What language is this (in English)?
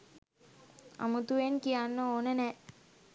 Sinhala